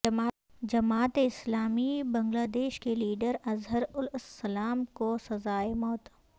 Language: Urdu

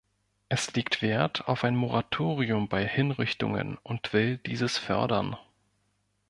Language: German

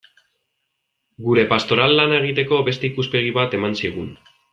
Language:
Basque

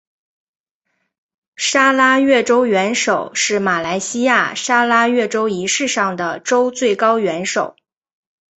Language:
Chinese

